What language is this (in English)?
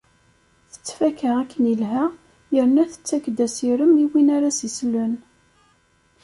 Kabyle